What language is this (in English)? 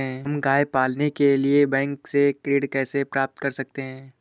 Hindi